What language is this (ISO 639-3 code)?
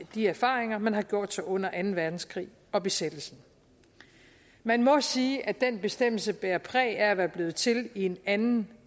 dan